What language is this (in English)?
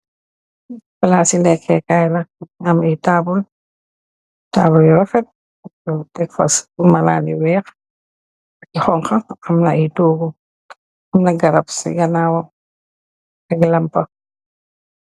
Wolof